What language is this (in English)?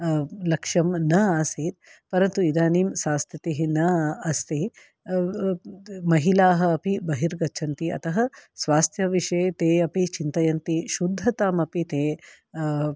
Sanskrit